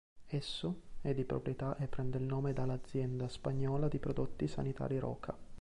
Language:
Italian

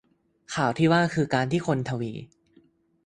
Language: Thai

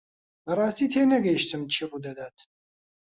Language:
Central Kurdish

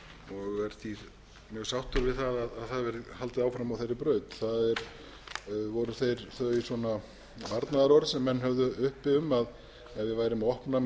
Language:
Icelandic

